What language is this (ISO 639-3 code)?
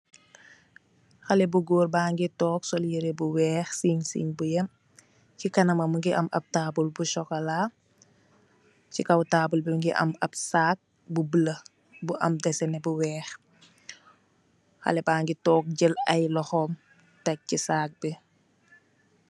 wol